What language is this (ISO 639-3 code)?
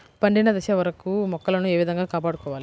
tel